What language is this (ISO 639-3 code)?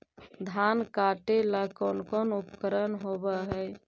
mag